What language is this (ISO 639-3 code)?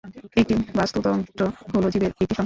ben